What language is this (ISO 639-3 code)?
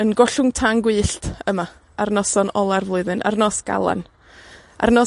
cym